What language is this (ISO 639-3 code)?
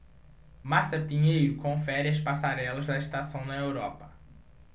por